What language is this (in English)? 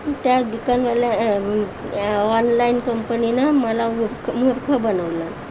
Marathi